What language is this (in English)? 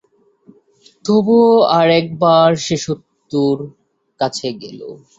Bangla